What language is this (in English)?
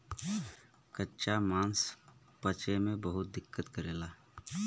Bhojpuri